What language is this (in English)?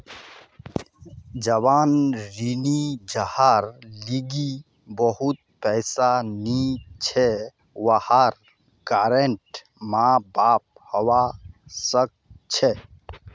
Magahi